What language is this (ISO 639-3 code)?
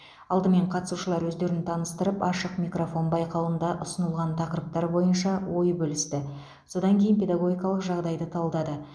kaz